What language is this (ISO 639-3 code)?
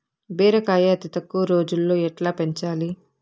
tel